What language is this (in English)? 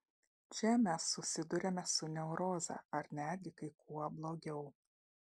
Lithuanian